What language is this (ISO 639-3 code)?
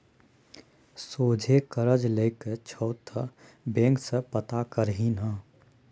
mai